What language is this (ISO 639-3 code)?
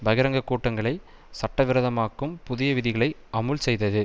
tam